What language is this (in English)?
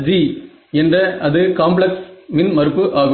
Tamil